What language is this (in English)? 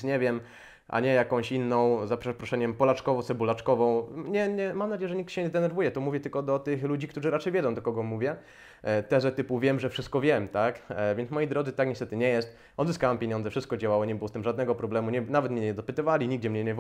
Polish